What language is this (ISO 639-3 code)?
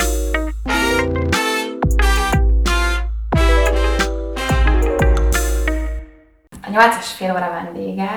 hun